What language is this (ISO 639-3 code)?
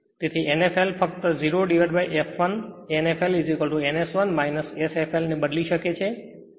guj